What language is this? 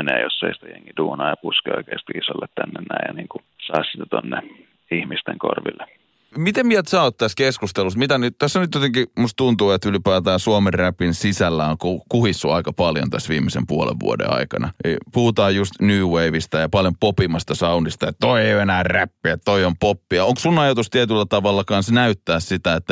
Finnish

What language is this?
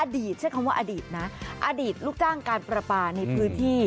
Thai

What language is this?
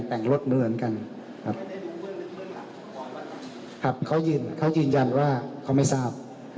Thai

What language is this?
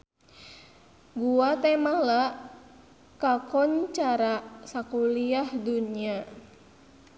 Sundanese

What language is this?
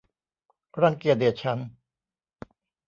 Thai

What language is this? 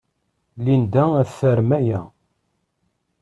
Kabyle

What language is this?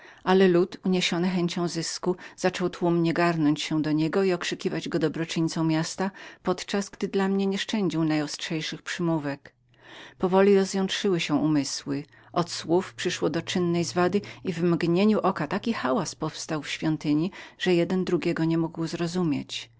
Polish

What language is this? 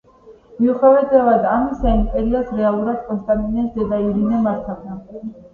Georgian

